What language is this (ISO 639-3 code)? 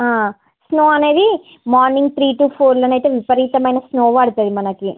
tel